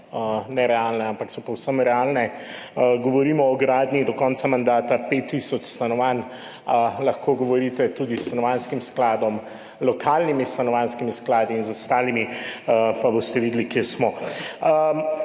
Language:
Slovenian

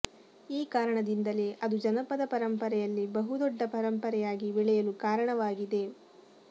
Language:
Kannada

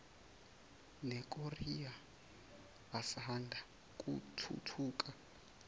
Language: Zulu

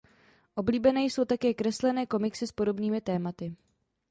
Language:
Czech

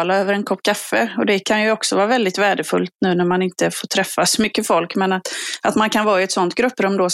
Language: Swedish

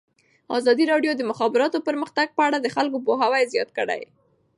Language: Pashto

